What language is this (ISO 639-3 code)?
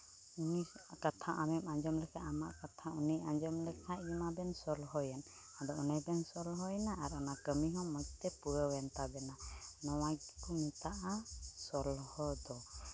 sat